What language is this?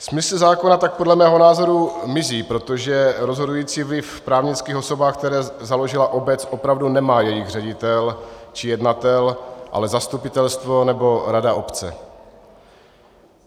Czech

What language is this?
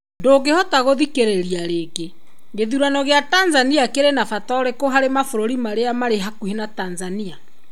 Kikuyu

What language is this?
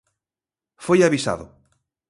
Galician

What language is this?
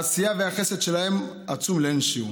Hebrew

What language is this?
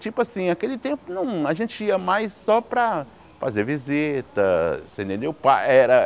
Portuguese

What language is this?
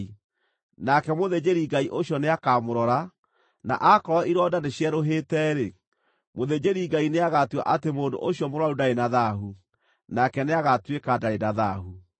Kikuyu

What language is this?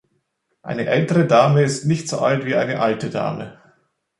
German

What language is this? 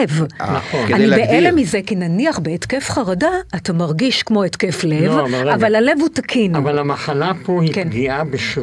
Hebrew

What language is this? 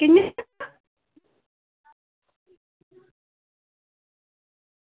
Dogri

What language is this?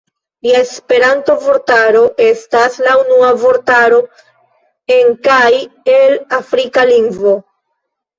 Esperanto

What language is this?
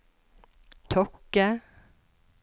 Norwegian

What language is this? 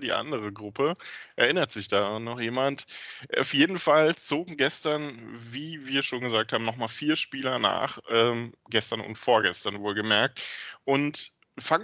German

